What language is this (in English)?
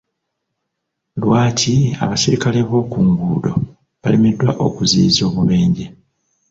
Ganda